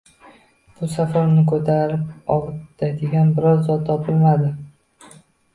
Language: Uzbek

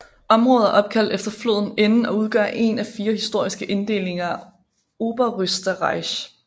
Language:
Danish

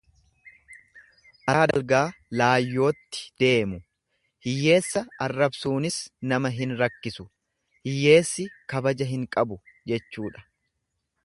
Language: Oromo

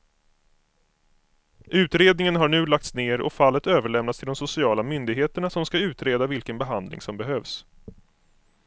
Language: Swedish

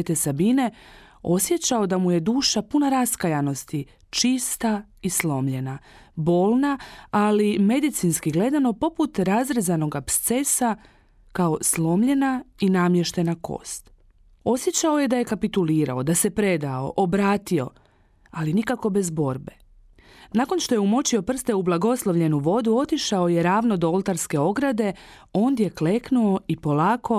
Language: Croatian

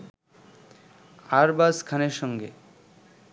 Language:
Bangla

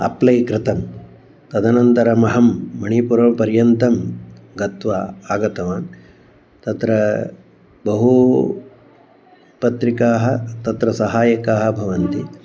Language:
Sanskrit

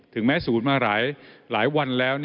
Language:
Thai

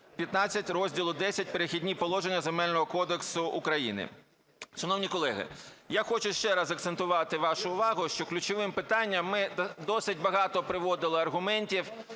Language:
Ukrainian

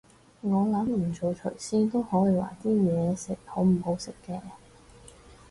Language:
Cantonese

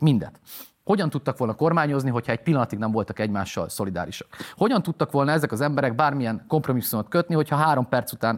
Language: Hungarian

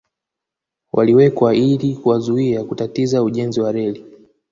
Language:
Swahili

